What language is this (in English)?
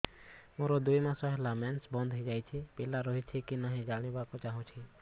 Odia